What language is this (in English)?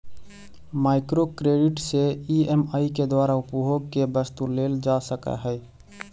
Magahi